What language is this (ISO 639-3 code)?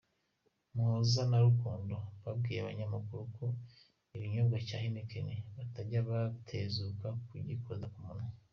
kin